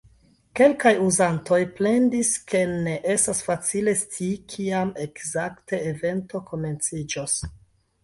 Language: Esperanto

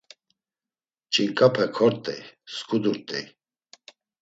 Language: Laz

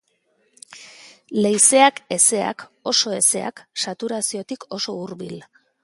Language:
Basque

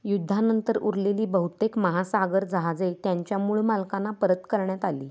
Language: Marathi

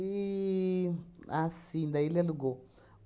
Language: Portuguese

